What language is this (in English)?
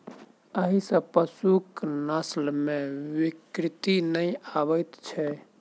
Maithili